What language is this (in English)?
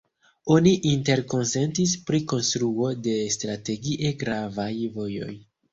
Esperanto